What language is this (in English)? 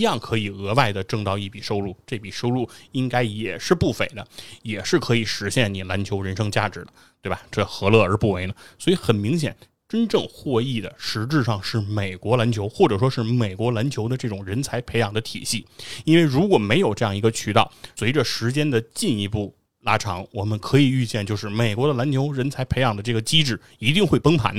Chinese